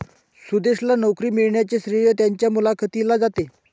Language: Marathi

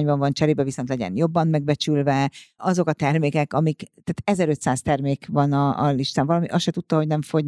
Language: Hungarian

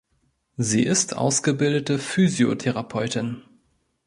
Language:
German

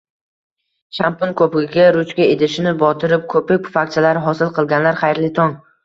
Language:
Uzbek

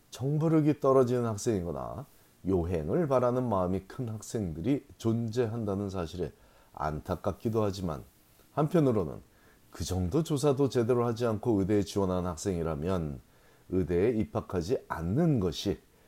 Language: Korean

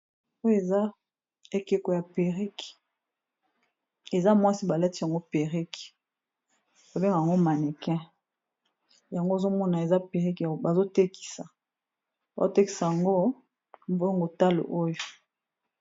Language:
Lingala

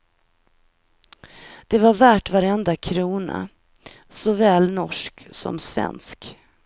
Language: Swedish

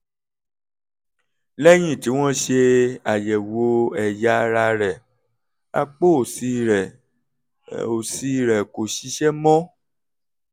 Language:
Yoruba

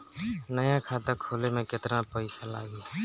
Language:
Bhojpuri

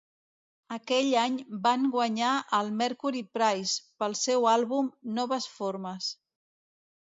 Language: Catalan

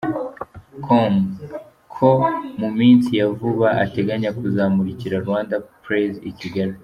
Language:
Kinyarwanda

